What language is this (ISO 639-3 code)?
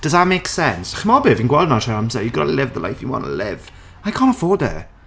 cym